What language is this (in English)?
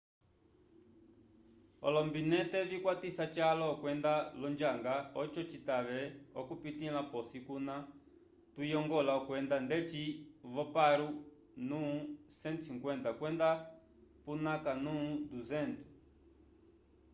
Umbundu